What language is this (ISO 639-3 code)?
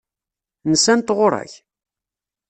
kab